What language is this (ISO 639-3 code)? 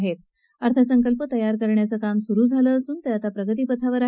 mar